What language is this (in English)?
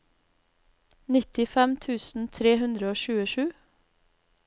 Norwegian